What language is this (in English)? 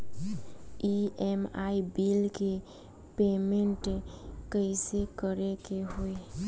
Bhojpuri